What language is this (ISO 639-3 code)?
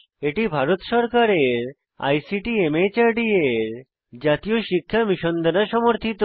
ben